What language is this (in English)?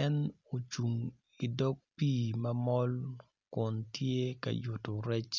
Acoli